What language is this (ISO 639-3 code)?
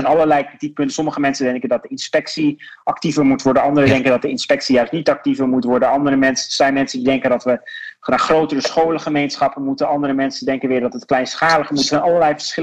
nld